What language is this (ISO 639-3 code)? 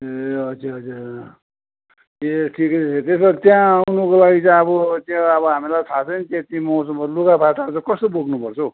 nep